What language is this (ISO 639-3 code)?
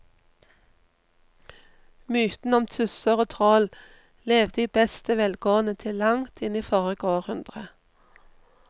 nor